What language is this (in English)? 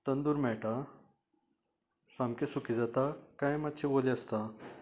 Konkani